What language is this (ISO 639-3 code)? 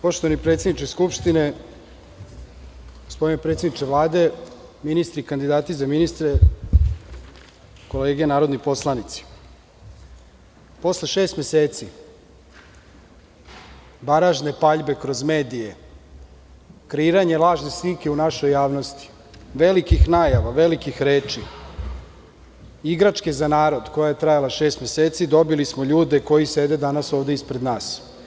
srp